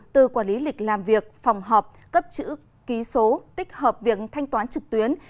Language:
Vietnamese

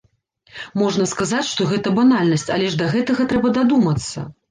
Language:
Belarusian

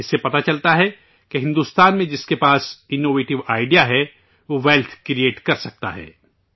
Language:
Urdu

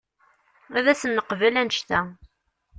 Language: Kabyle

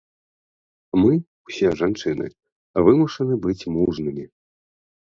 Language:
Belarusian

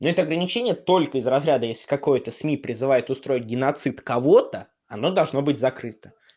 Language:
Russian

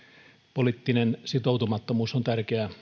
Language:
Finnish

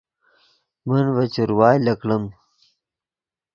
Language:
Yidgha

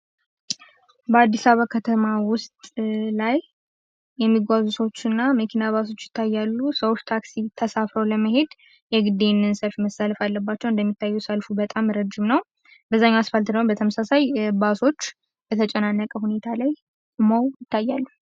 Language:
Amharic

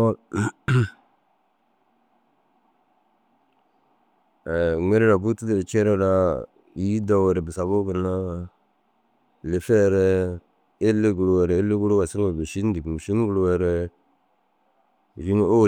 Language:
Dazaga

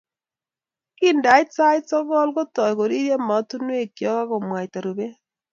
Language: Kalenjin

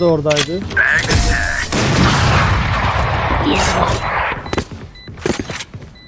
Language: Turkish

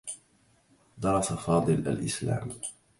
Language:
Arabic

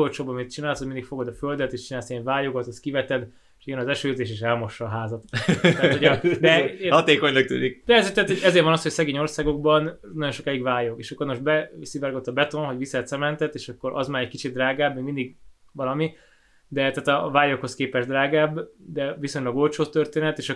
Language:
Hungarian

